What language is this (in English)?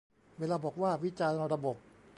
Thai